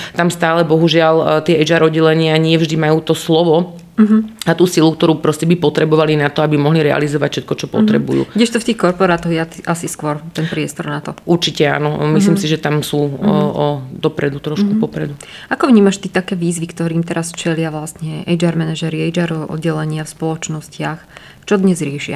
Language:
Slovak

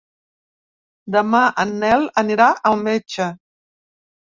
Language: Catalan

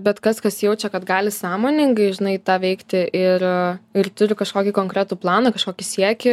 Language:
Lithuanian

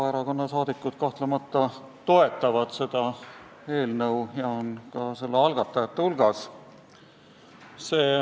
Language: Estonian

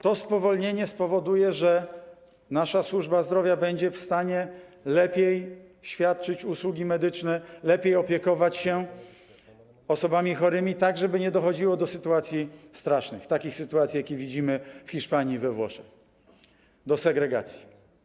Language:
Polish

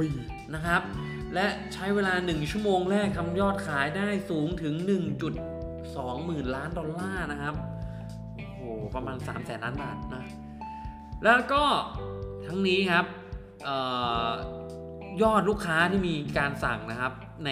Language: Thai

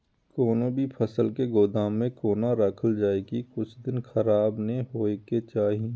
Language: Maithili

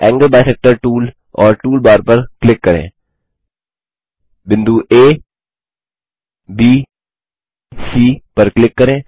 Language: Hindi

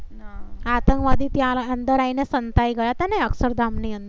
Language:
Gujarati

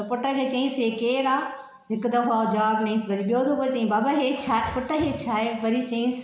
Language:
Sindhi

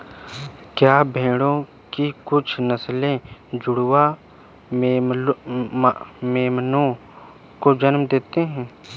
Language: Hindi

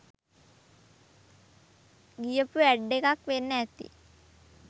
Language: Sinhala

